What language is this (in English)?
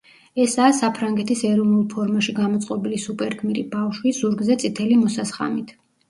Georgian